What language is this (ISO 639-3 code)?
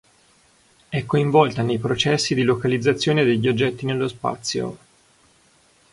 ita